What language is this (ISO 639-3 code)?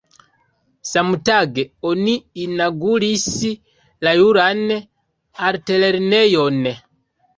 epo